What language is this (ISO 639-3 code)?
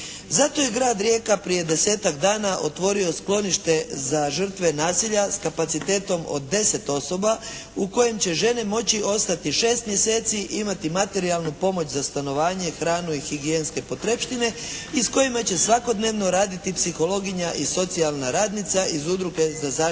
hrv